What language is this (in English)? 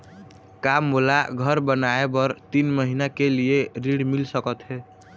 Chhattisgarhi